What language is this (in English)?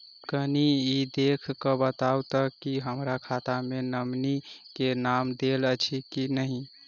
Maithili